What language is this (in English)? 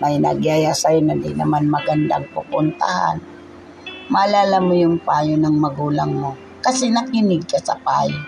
Filipino